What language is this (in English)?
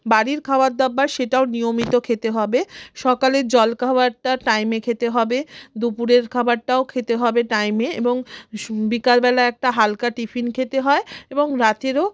Bangla